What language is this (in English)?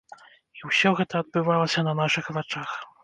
Belarusian